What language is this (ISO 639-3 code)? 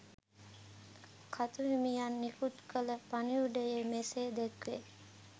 sin